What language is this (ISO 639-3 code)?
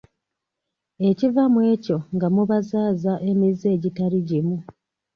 lug